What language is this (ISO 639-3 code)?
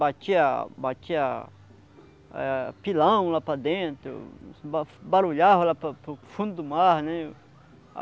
por